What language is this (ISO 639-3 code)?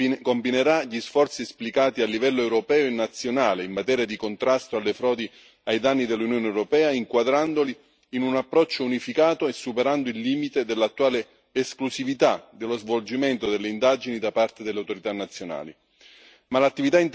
ita